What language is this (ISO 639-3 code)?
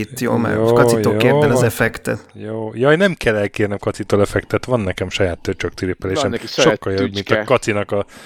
hun